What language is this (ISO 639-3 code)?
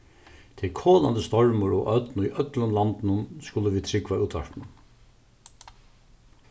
fao